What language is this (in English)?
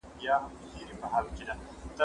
Pashto